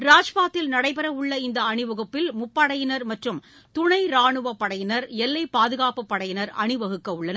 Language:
Tamil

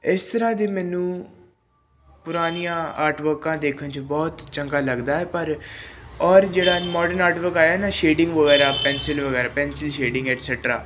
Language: Punjabi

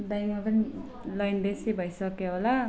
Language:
Nepali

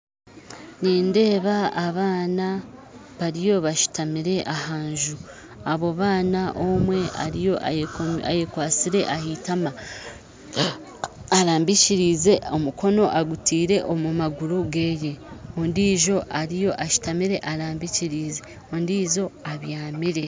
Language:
Nyankole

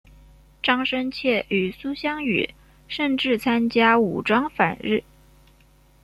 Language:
Chinese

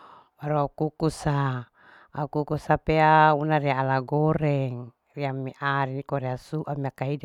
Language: Larike-Wakasihu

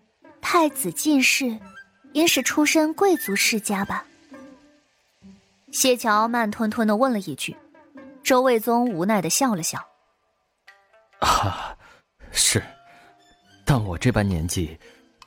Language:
Chinese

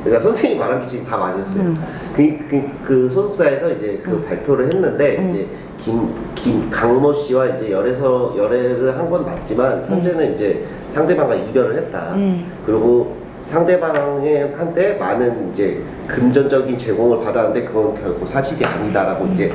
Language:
Korean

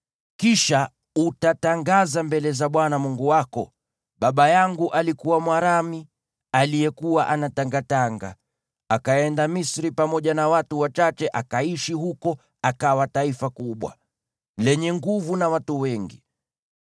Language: Swahili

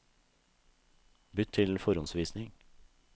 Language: Norwegian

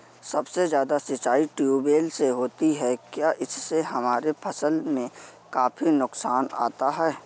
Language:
Hindi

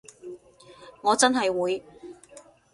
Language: Cantonese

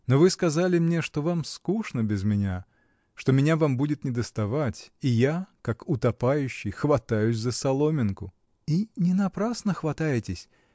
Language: Russian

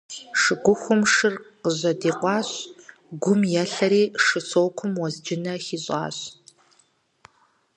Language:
Kabardian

